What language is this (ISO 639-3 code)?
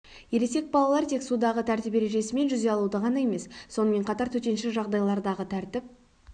kaz